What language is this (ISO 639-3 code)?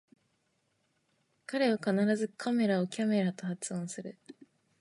jpn